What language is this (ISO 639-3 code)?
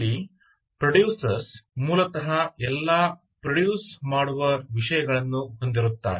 kan